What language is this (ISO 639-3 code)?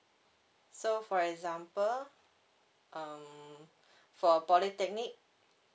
eng